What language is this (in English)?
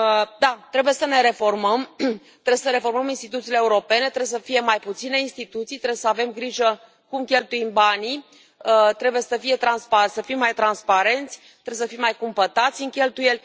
Romanian